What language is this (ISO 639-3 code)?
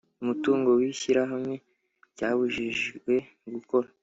kin